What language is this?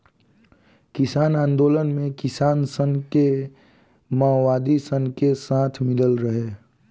Bhojpuri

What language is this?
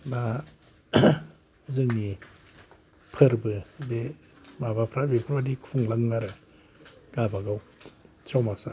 Bodo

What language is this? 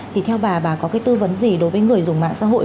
Vietnamese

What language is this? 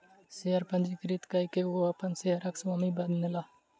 Maithili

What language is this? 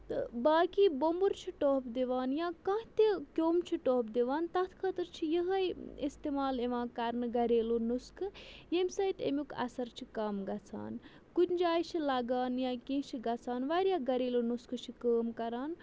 Kashmiri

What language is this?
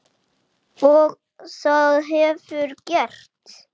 Icelandic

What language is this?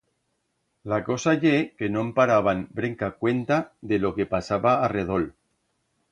Aragonese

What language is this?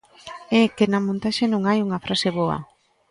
Galician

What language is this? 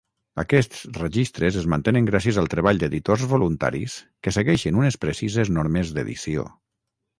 Catalan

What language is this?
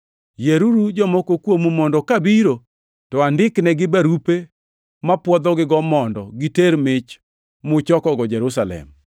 Luo (Kenya and Tanzania)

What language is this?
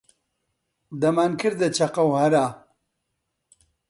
Central Kurdish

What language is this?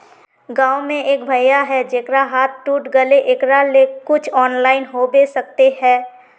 Magahi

